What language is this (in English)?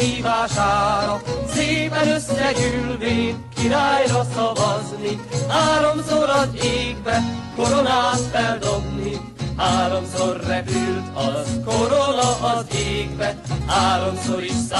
Hungarian